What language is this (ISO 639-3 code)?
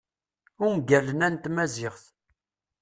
kab